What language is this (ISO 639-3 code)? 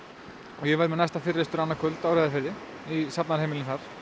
isl